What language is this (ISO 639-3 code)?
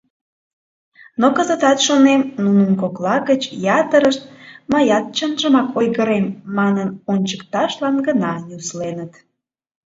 chm